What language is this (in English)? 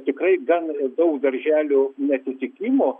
Lithuanian